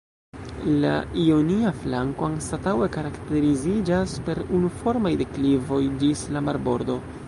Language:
Esperanto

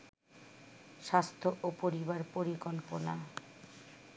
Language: Bangla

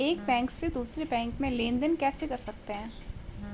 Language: Hindi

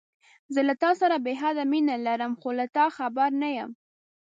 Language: Pashto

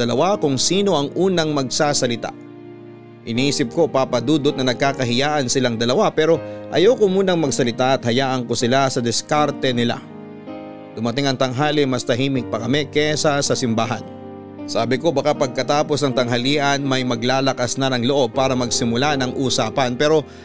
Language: Filipino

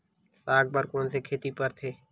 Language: Chhattisgarhi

